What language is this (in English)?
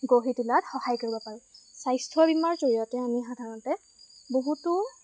Assamese